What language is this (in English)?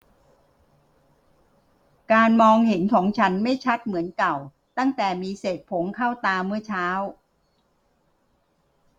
Thai